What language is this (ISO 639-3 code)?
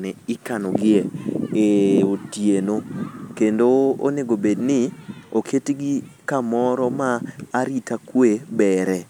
luo